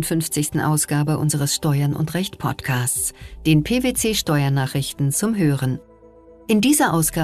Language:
German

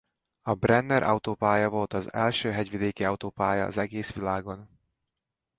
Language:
Hungarian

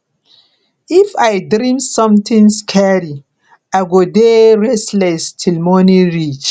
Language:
Nigerian Pidgin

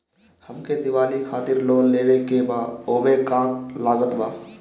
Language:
Bhojpuri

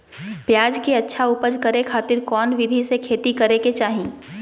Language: Magahi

